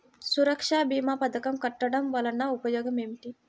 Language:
Telugu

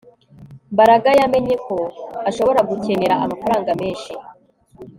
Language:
Kinyarwanda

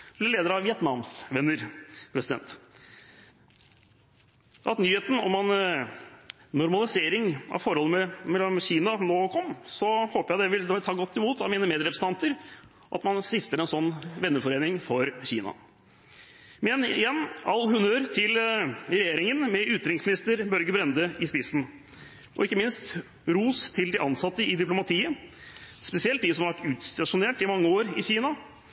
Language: Norwegian Bokmål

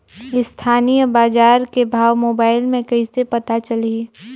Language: Chhattisgarhi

